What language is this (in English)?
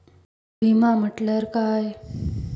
Marathi